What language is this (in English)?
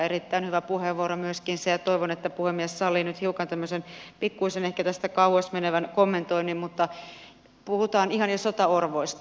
Finnish